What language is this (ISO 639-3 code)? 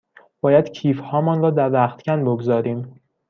fas